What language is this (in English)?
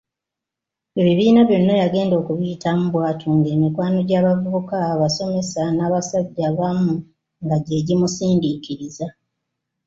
Ganda